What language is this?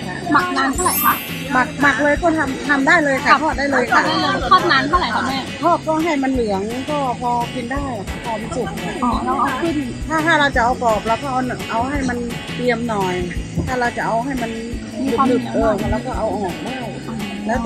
Thai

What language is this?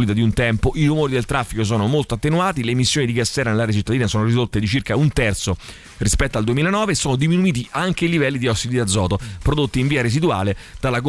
Italian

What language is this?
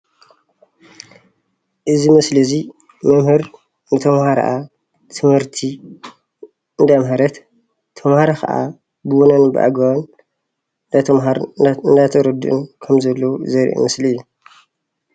Tigrinya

